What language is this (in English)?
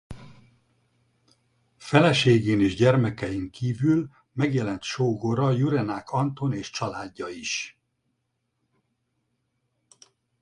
Hungarian